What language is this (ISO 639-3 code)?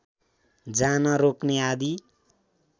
nep